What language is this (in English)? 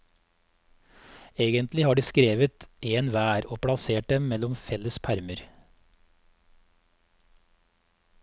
Norwegian